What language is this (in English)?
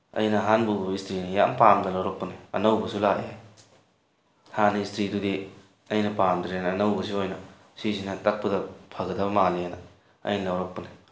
Manipuri